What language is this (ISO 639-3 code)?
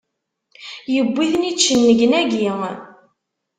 kab